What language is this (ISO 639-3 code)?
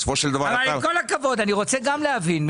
heb